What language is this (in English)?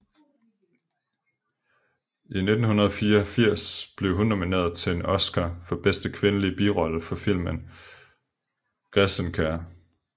Danish